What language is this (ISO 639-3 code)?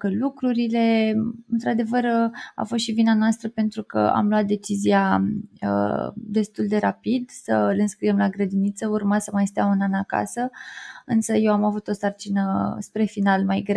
ron